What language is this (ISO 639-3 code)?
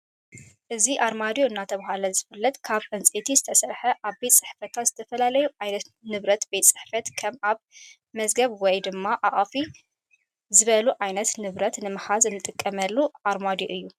tir